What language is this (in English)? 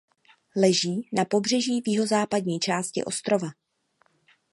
Czech